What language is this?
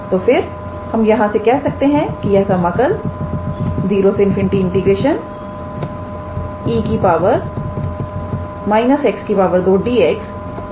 Hindi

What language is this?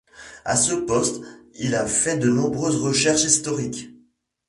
French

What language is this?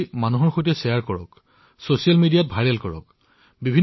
Assamese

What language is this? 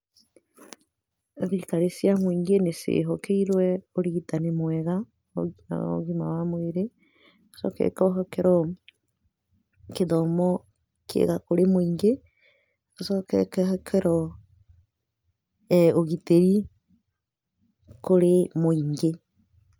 Kikuyu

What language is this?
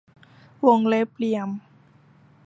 Thai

